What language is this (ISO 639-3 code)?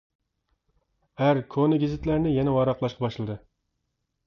uig